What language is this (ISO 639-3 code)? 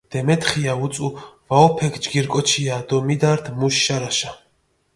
xmf